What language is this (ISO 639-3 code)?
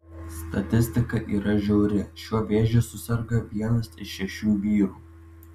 lit